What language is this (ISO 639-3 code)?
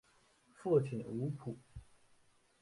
zho